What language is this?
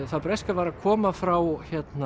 Icelandic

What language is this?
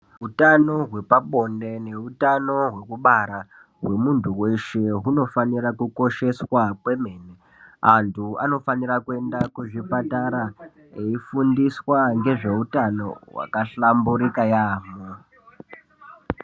Ndau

